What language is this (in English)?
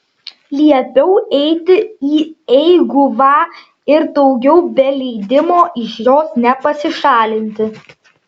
Lithuanian